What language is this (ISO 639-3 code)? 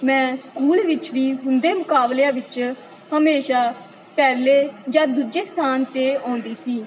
pan